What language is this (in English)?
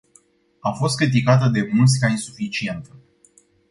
Romanian